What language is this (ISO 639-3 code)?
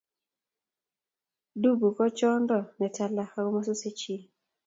kln